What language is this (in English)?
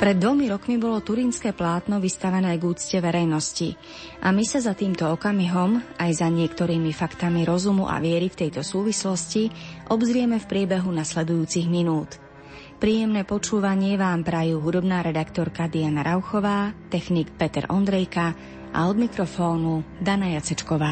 Slovak